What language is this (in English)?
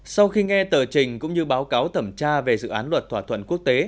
Vietnamese